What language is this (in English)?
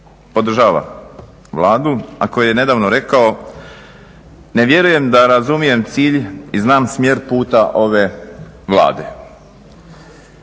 Croatian